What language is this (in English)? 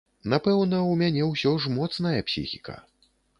Belarusian